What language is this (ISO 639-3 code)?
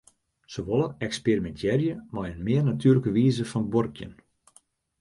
fry